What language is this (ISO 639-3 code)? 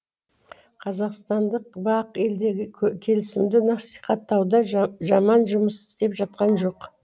kaz